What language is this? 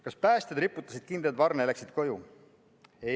Estonian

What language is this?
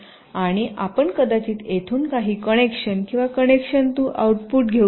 Marathi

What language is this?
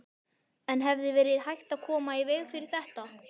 Icelandic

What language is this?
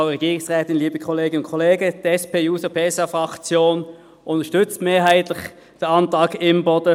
Swiss German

